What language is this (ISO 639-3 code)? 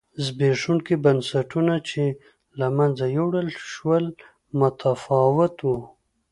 pus